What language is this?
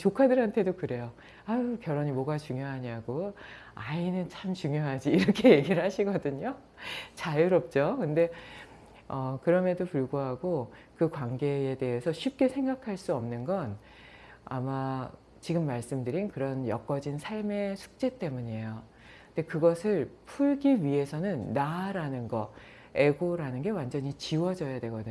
Korean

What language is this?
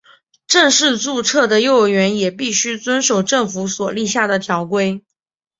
Chinese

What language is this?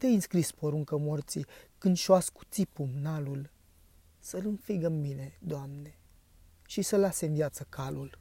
Romanian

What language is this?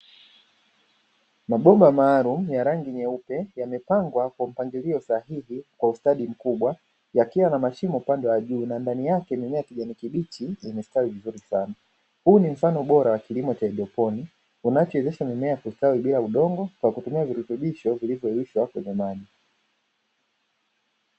Swahili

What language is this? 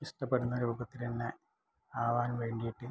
Malayalam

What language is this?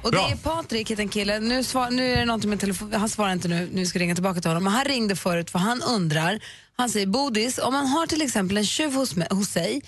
Swedish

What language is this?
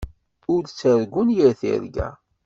Kabyle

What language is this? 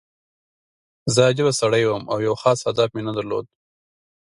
Pashto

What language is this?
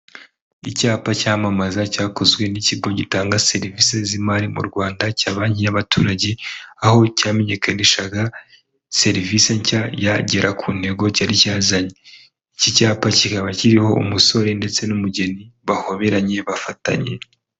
Kinyarwanda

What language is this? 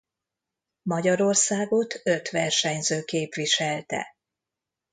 Hungarian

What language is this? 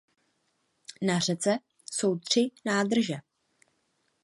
Czech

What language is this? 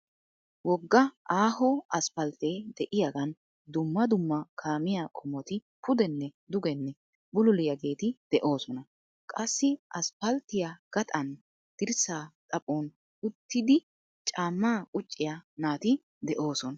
Wolaytta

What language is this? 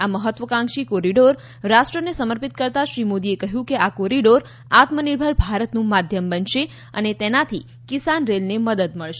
Gujarati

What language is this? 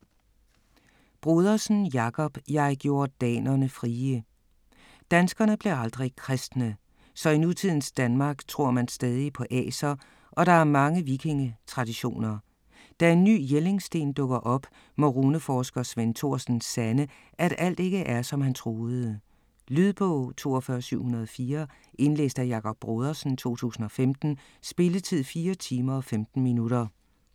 Danish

